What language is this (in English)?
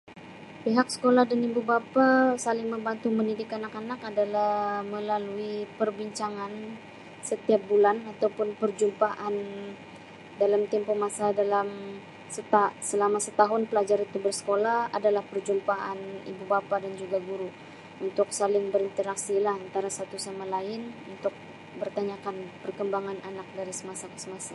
Sabah Malay